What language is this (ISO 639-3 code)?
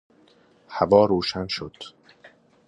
fas